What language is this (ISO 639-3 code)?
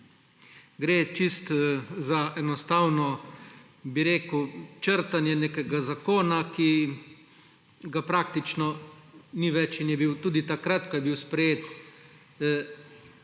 slv